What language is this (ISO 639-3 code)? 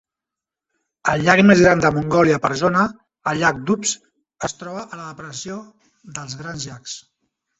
cat